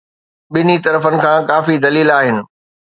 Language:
Sindhi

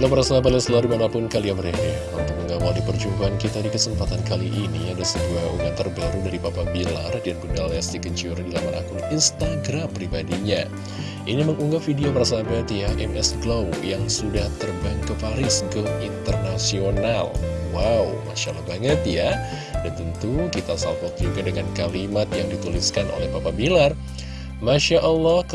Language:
Indonesian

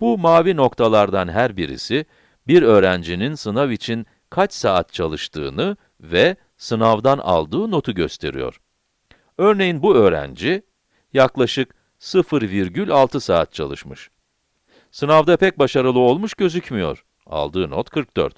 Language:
Turkish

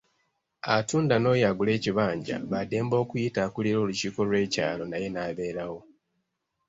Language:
Ganda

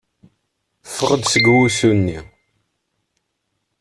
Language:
Kabyle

